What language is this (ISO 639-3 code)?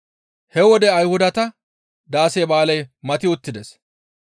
gmv